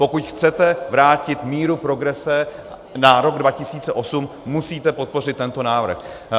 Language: Czech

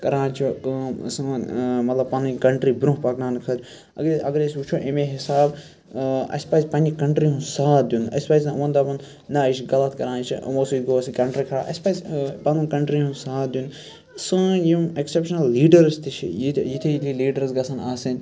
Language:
Kashmiri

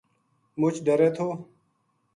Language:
Gujari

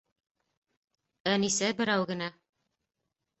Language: Bashkir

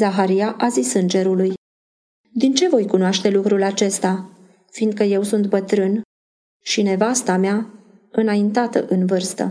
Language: Romanian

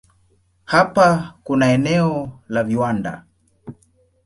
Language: Swahili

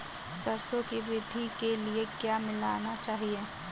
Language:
Hindi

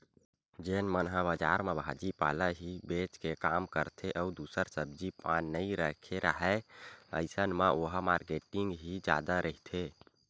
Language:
Chhattisgarhi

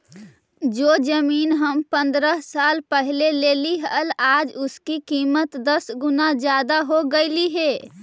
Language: Magahi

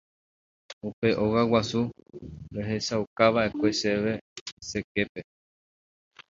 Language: Guarani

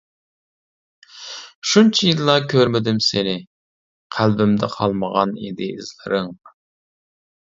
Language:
Uyghur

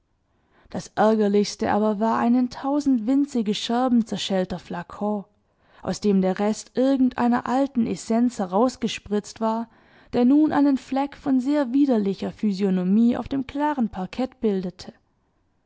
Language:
German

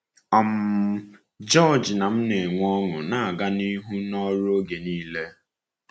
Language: Igbo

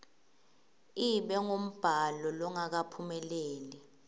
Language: Swati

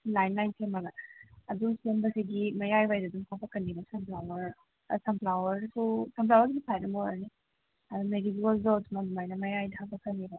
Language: Manipuri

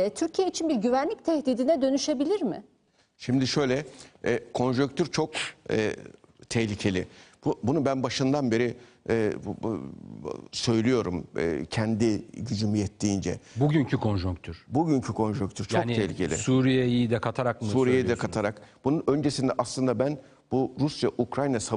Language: Turkish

